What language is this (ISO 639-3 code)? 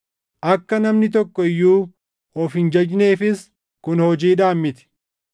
orm